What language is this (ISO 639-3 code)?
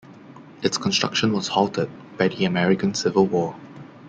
eng